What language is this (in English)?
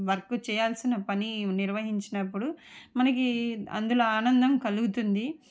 Telugu